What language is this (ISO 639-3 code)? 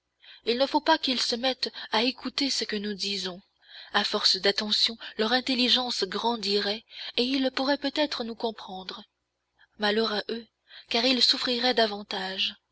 fra